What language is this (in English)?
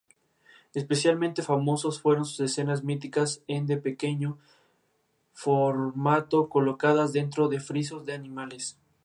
Spanish